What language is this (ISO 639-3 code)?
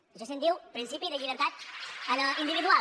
cat